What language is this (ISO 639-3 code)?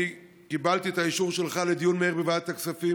heb